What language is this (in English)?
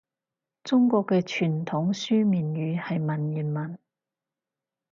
Cantonese